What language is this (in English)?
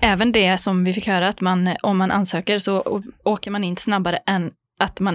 Swedish